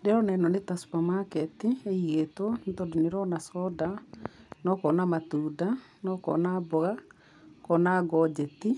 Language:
Kikuyu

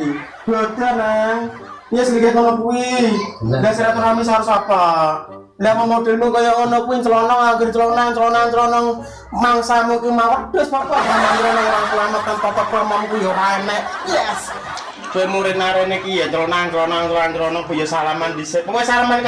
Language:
Indonesian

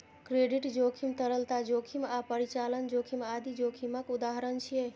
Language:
Maithili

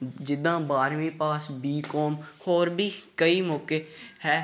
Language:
Punjabi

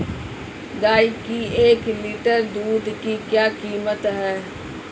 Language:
Hindi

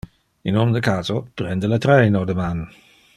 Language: Interlingua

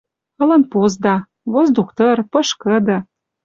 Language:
Western Mari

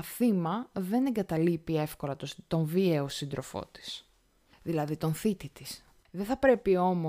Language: Greek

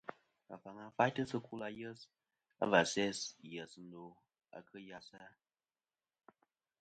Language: Kom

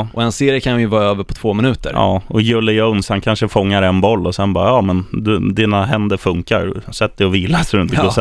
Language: Swedish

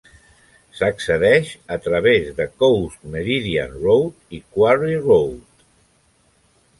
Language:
Catalan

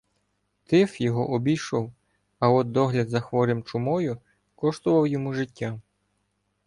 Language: Ukrainian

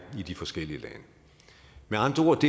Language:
Danish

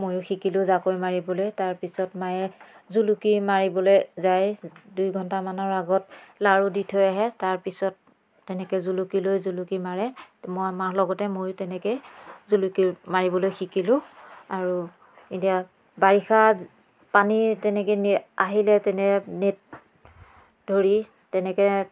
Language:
Assamese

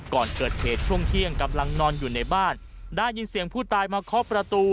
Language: Thai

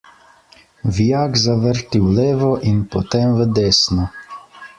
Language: Slovenian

